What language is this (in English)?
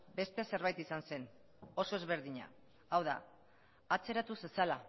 Basque